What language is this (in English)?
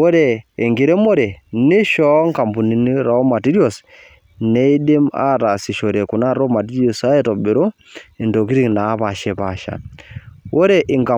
Masai